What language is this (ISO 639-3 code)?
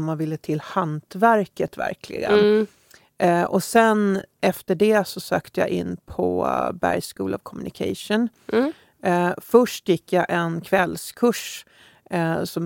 swe